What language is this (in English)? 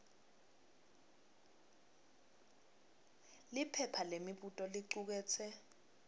Swati